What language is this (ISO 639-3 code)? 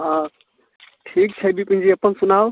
mai